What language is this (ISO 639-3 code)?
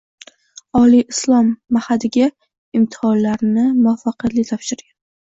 uzb